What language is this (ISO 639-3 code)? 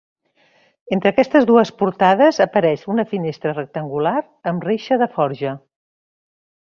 cat